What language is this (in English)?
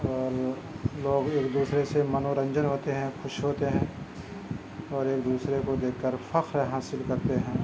Urdu